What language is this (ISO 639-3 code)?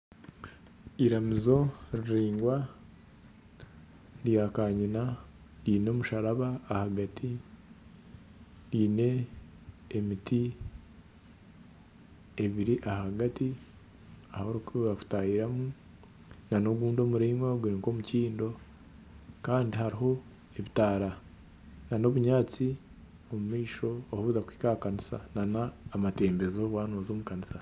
nyn